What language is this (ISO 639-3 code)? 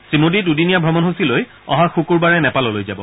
asm